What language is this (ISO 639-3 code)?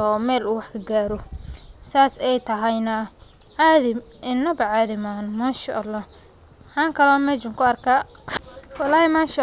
som